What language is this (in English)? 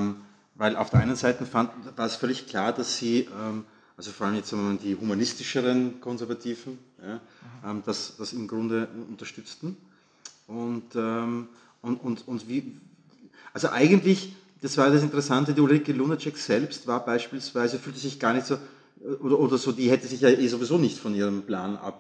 German